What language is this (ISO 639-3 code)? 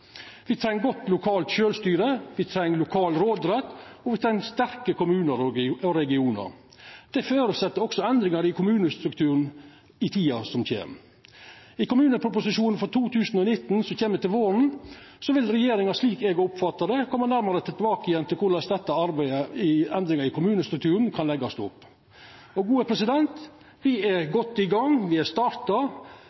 nno